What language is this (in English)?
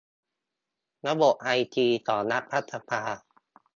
Thai